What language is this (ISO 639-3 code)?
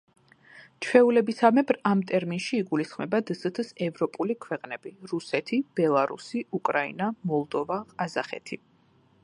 kat